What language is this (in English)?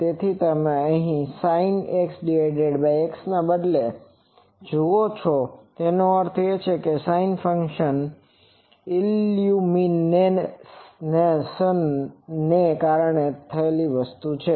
Gujarati